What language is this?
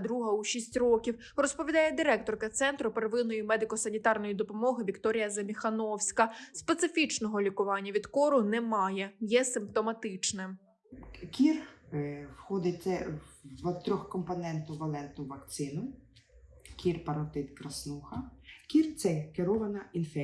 Ukrainian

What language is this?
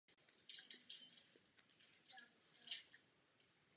Czech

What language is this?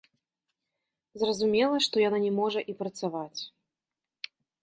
Belarusian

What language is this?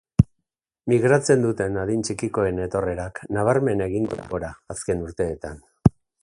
Basque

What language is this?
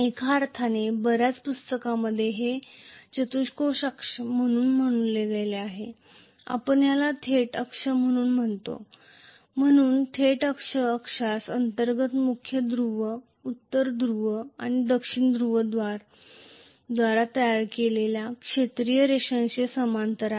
Marathi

